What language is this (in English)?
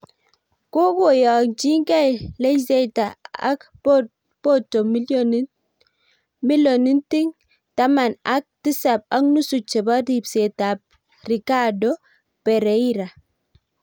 Kalenjin